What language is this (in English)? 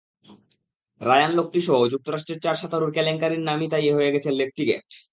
Bangla